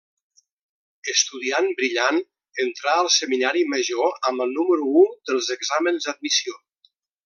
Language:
Catalan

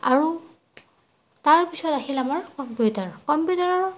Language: Assamese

